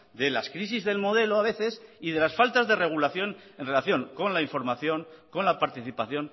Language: Spanish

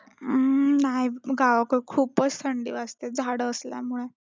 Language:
Marathi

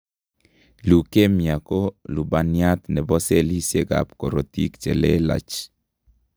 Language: Kalenjin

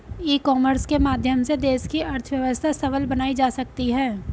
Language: Hindi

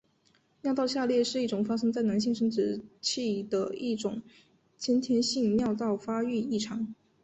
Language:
Chinese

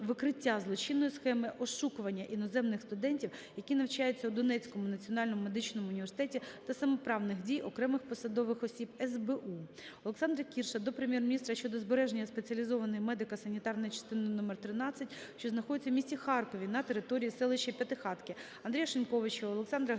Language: Ukrainian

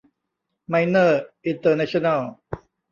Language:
Thai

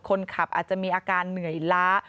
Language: Thai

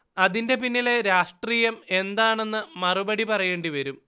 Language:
Malayalam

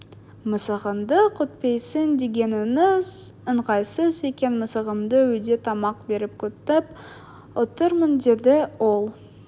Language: Kazakh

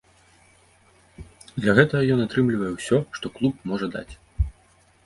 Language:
Belarusian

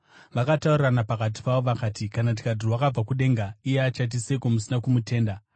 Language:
Shona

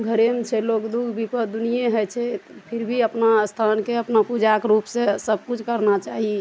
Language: Maithili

